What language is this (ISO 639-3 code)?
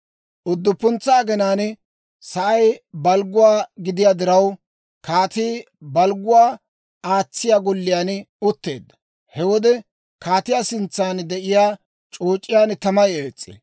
dwr